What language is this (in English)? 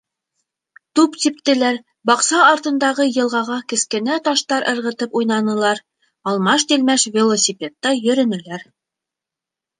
Bashkir